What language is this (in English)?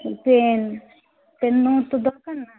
Bangla